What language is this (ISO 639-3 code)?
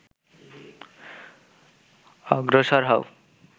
ben